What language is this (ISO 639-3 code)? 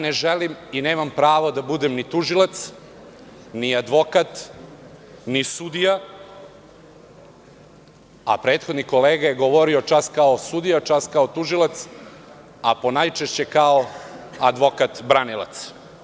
srp